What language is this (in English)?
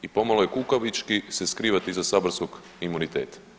Croatian